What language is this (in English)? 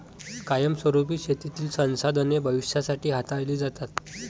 Marathi